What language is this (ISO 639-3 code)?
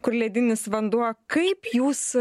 lit